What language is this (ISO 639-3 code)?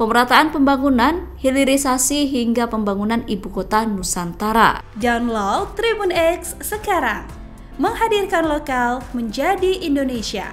ind